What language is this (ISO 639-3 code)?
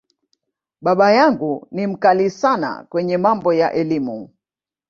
swa